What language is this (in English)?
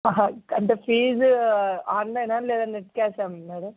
Telugu